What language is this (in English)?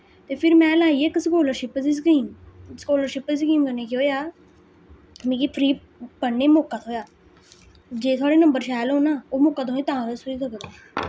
Dogri